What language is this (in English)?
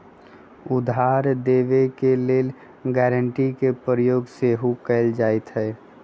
Magahi